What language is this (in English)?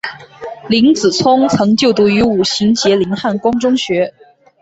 Chinese